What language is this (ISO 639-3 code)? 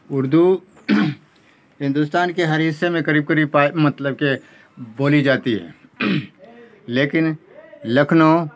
urd